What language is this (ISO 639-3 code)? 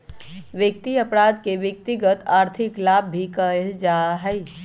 mag